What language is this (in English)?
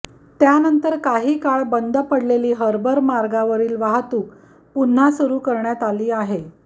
Marathi